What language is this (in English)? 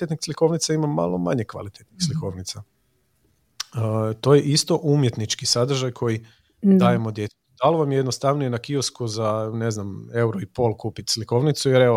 Croatian